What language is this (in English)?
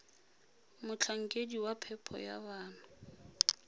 Tswana